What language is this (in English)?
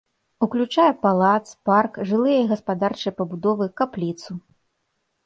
Belarusian